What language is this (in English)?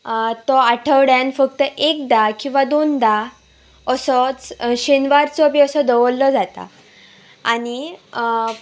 Konkani